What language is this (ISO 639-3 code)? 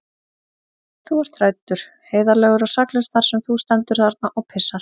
isl